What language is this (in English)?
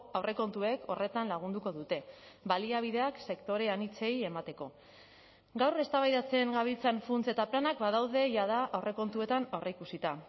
Basque